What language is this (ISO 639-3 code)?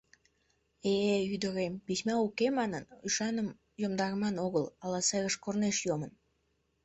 chm